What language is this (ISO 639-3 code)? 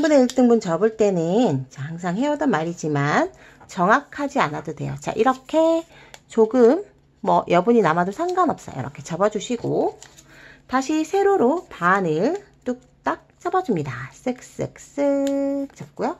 kor